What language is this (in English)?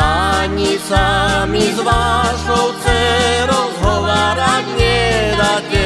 Slovak